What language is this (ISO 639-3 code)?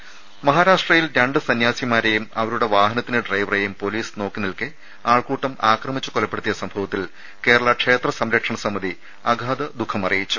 mal